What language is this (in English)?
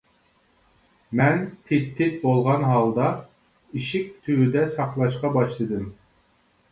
Uyghur